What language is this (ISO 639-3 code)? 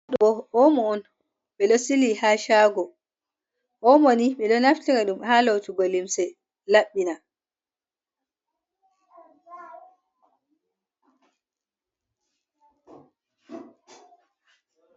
ful